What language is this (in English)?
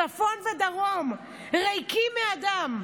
Hebrew